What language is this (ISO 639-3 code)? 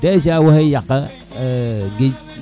srr